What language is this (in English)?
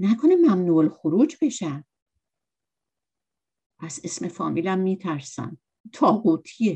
Persian